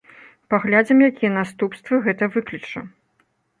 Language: Belarusian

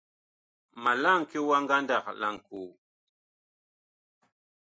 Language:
Bakoko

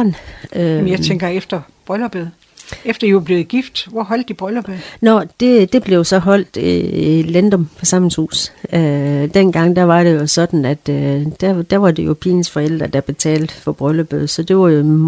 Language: Danish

